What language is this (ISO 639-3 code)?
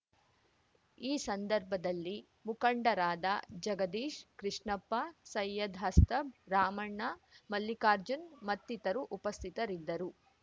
kan